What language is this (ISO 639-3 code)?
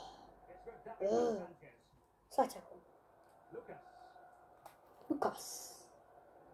eng